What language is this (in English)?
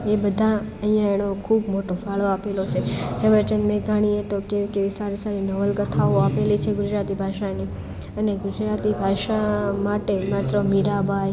Gujarati